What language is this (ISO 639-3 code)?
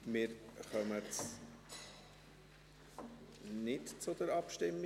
gsw